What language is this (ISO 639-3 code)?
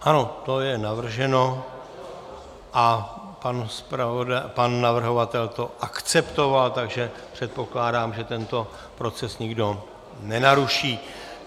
ces